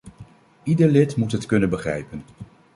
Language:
Dutch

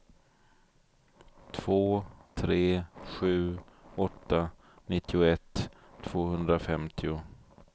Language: Swedish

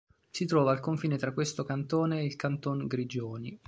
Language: Italian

